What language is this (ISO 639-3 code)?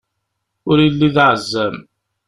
kab